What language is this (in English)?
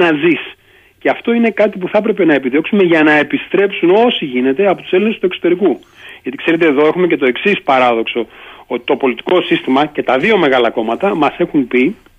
Greek